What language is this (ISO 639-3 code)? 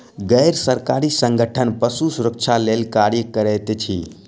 mai